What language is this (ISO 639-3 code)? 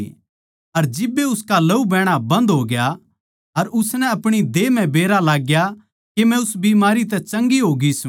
bgc